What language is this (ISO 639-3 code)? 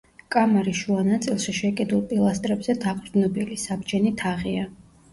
kat